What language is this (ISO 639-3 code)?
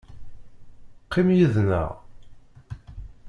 kab